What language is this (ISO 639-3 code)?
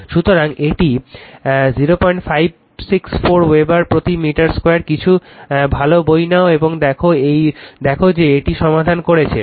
ben